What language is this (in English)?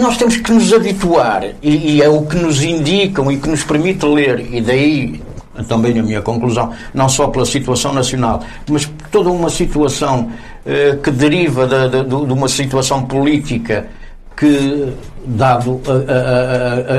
Portuguese